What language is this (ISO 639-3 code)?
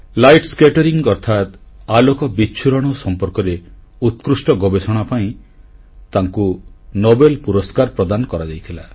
ori